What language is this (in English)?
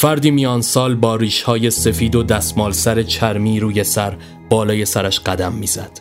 Persian